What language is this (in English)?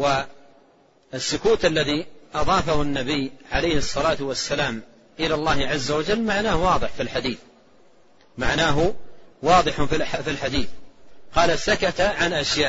Arabic